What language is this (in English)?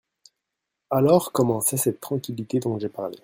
French